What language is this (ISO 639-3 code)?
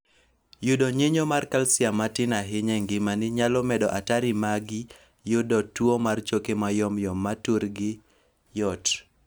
luo